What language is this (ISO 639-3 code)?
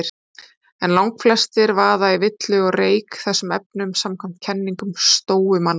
isl